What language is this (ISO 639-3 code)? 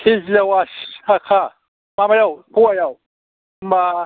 brx